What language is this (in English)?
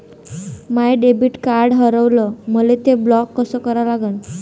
Marathi